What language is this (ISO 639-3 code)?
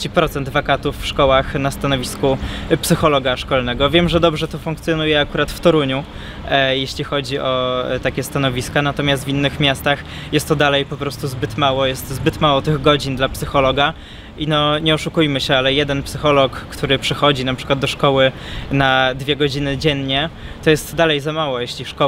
pol